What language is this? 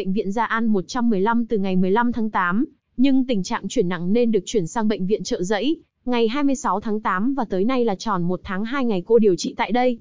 Vietnamese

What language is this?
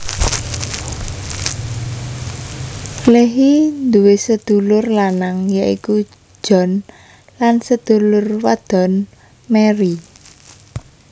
Javanese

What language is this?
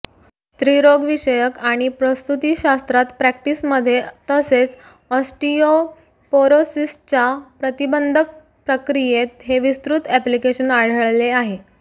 Marathi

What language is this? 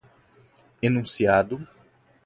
Portuguese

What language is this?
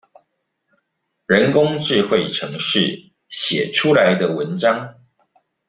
Chinese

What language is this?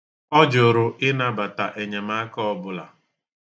Igbo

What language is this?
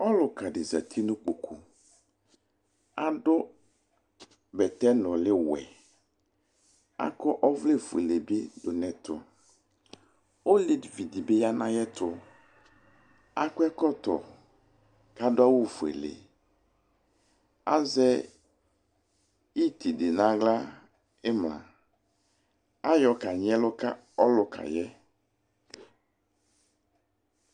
Ikposo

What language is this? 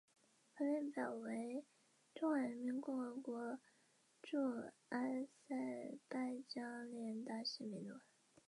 Chinese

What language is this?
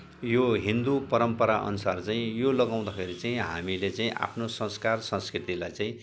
Nepali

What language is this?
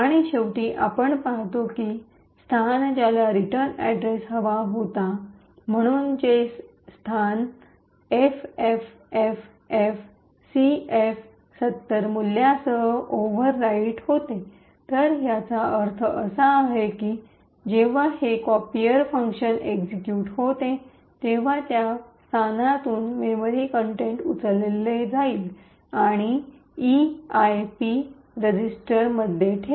Marathi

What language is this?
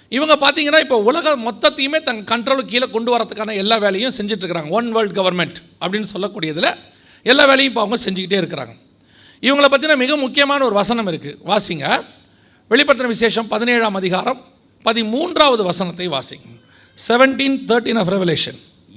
Tamil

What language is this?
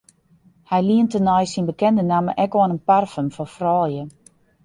Western Frisian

